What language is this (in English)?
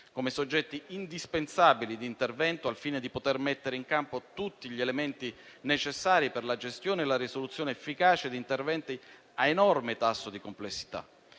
Italian